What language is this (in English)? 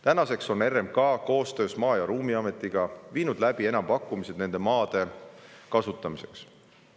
Estonian